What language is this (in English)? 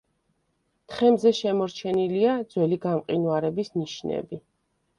Georgian